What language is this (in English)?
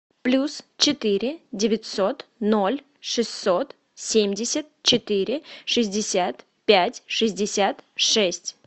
Russian